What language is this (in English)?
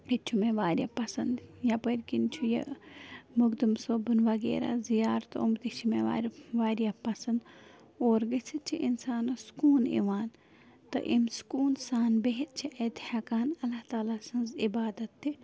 Kashmiri